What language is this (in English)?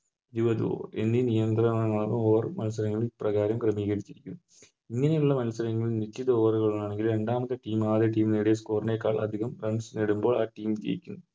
Malayalam